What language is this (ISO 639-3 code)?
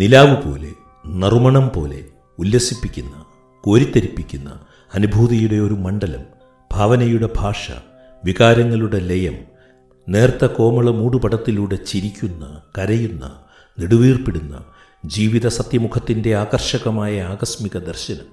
mal